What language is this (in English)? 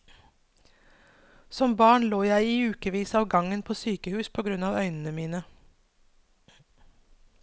Norwegian